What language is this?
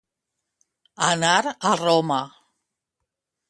Catalan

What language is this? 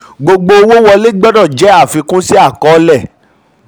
Yoruba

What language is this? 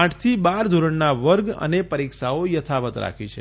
Gujarati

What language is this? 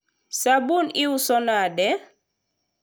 Luo (Kenya and Tanzania)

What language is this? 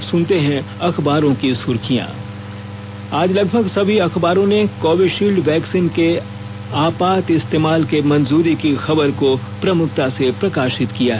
Hindi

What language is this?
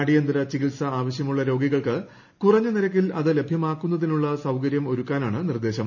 Malayalam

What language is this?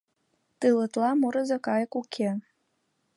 Mari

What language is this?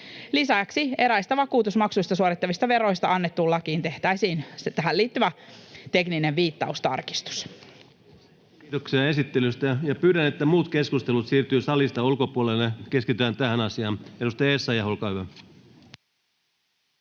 Finnish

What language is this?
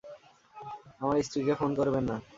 Bangla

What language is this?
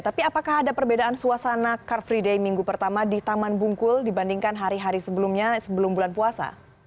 Indonesian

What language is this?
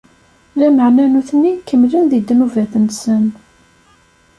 Kabyle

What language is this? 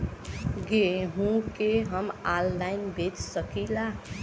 Bhojpuri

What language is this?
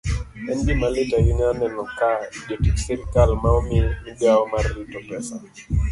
Luo (Kenya and Tanzania)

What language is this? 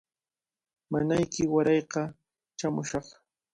Cajatambo North Lima Quechua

